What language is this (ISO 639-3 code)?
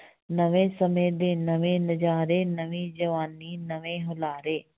pan